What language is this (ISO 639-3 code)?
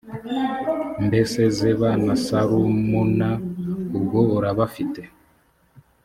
kin